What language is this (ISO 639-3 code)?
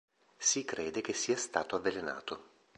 ita